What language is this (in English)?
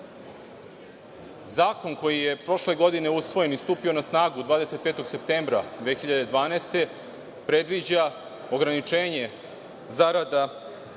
Serbian